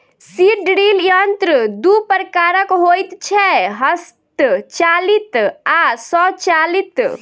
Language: Maithili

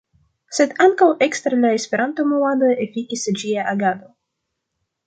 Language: Esperanto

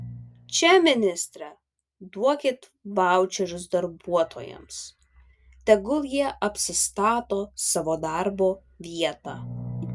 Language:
Lithuanian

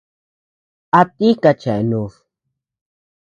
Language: Tepeuxila Cuicatec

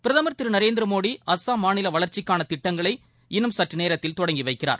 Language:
Tamil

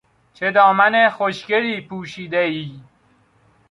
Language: Persian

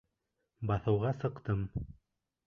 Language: Bashkir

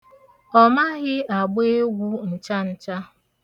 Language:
Igbo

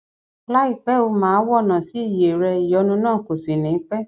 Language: Yoruba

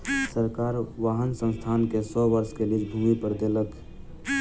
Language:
Maithili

